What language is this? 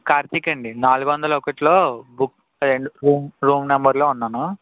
Telugu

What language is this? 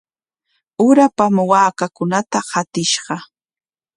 Corongo Ancash Quechua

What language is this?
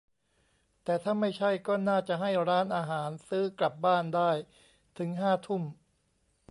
Thai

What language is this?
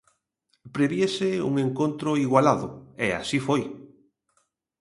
Galician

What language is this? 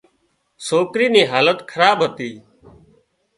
Wadiyara Koli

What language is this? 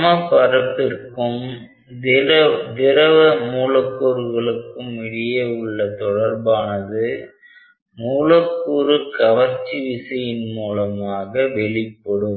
Tamil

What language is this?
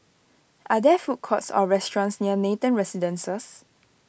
English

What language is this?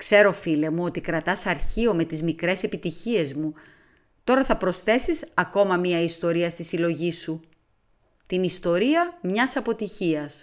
Greek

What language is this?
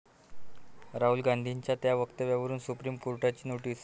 Marathi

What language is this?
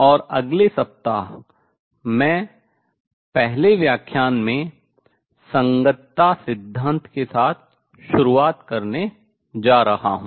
Hindi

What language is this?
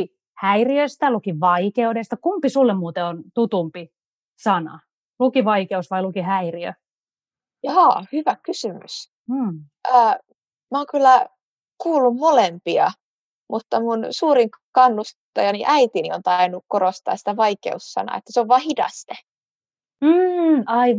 Finnish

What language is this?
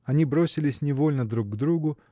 Russian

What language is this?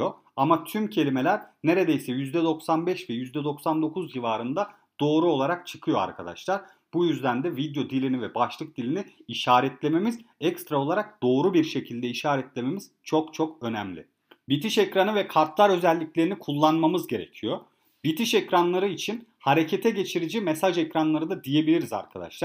Turkish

